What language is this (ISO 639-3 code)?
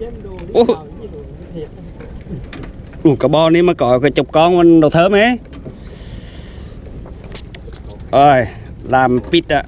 vie